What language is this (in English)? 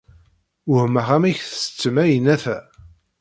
Kabyle